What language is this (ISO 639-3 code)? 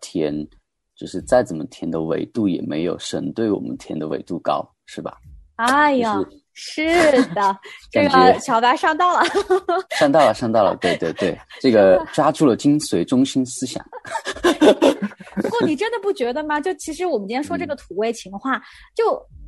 zho